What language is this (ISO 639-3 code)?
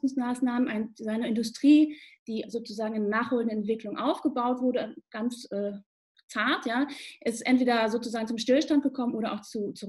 deu